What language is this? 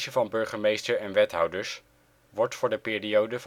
Dutch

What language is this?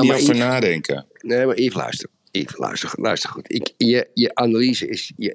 Dutch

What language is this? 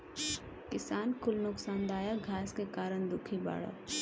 Bhojpuri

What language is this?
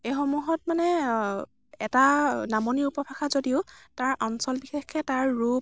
Assamese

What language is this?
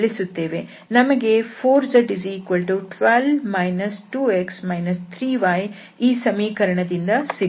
Kannada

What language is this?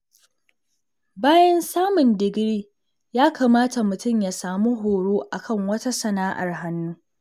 Hausa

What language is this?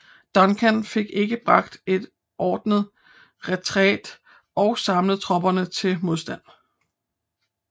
Danish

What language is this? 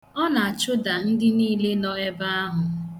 Igbo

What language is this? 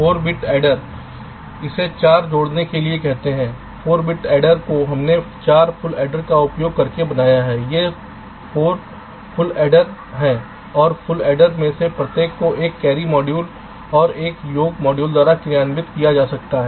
Hindi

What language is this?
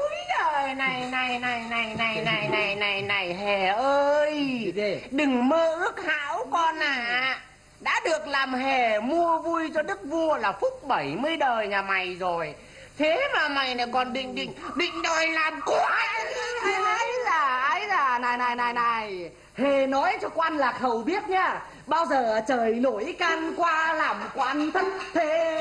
Vietnamese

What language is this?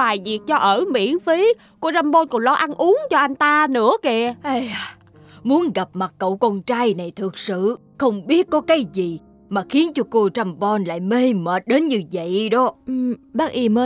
Vietnamese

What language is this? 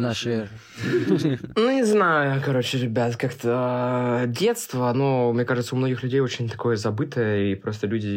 Russian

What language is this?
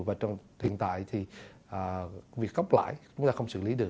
Vietnamese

